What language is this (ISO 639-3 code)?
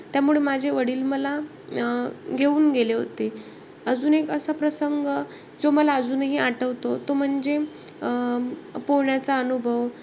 mar